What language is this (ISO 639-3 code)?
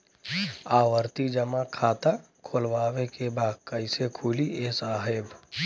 bho